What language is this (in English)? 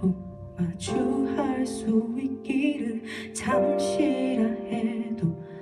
Korean